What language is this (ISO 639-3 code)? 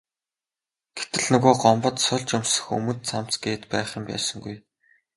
mon